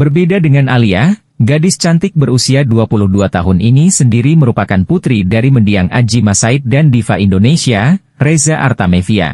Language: Indonesian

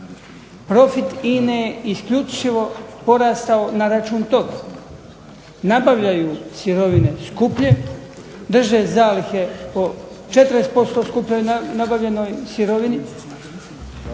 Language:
Croatian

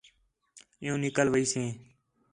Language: Khetrani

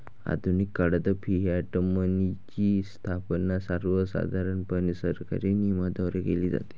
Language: Marathi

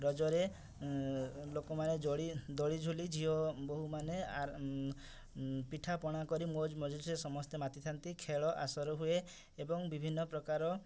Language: Odia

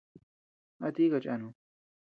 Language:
Tepeuxila Cuicatec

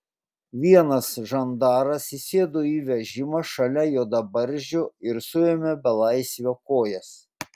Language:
Lithuanian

